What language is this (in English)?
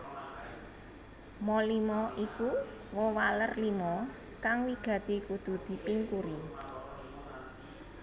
Javanese